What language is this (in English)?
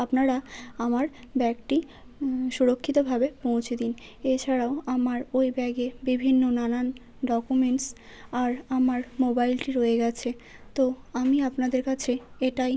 Bangla